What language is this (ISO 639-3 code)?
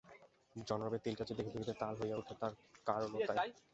ben